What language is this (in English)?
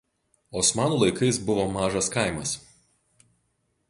Lithuanian